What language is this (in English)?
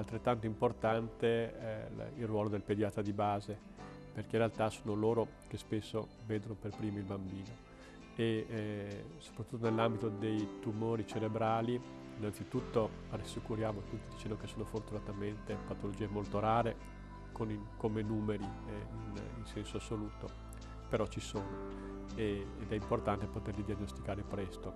Italian